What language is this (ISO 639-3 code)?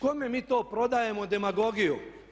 hrv